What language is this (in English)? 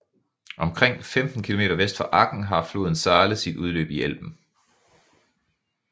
Danish